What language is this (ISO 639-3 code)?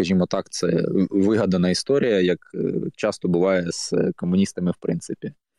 ukr